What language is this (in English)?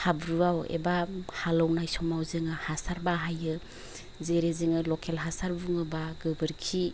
Bodo